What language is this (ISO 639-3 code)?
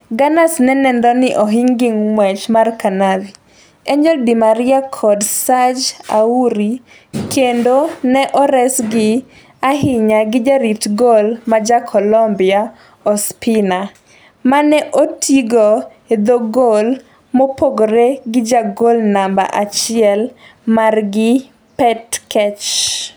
luo